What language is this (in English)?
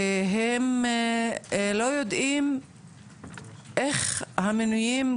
Hebrew